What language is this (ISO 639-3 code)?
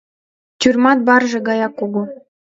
chm